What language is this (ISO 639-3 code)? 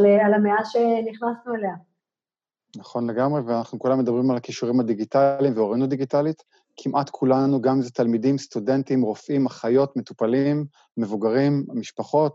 heb